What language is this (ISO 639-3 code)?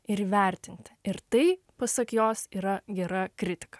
lit